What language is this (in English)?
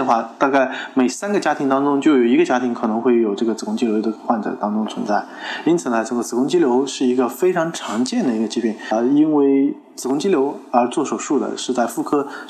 Chinese